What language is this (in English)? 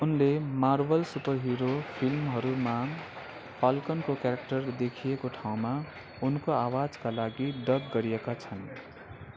Nepali